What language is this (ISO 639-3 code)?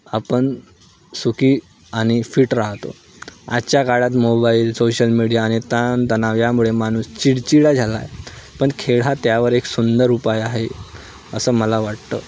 mar